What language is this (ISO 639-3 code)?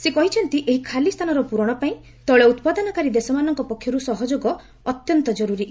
ori